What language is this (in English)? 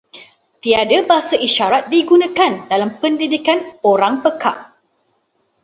Malay